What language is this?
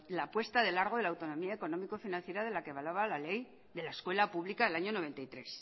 Spanish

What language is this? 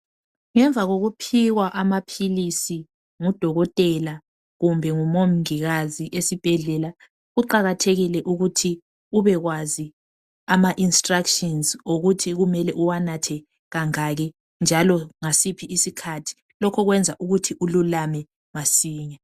North Ndebele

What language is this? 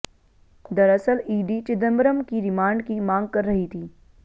Hindi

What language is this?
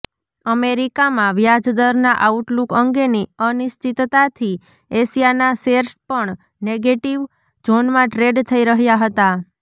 Gujarati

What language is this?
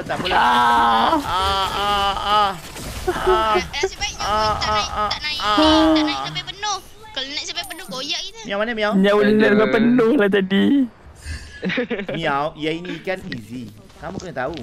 Malay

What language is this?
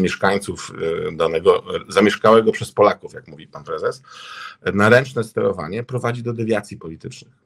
Polish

